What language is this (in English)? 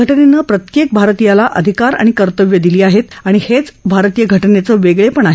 Marathi